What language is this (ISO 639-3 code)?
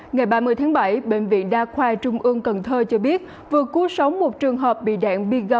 vie